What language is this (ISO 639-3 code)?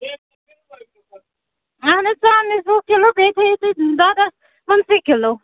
kas